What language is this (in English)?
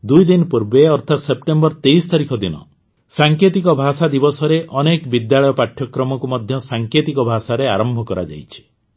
Odia